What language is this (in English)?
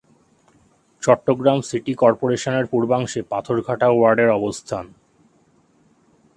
Bangla